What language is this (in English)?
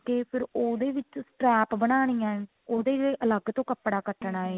Punjabi